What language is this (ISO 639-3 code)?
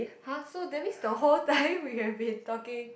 eng